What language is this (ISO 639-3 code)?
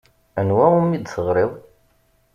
kab